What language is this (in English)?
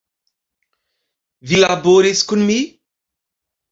Esperanto